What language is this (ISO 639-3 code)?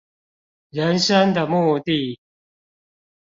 zho